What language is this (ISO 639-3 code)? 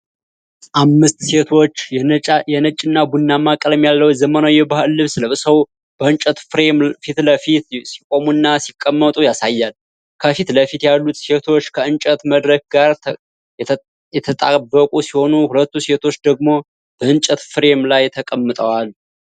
amh